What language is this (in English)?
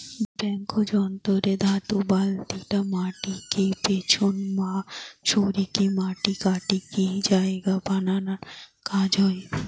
Bangla